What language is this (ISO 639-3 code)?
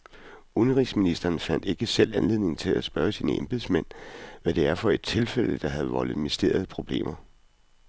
dan